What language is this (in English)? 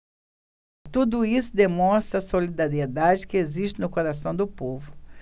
Portuguese